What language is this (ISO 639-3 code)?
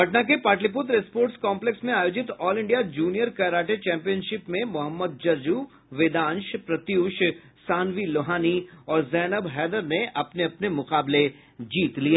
hin